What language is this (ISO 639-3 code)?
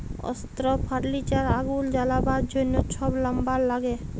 ben